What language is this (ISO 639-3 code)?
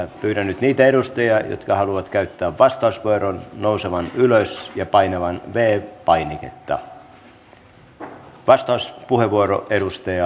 fin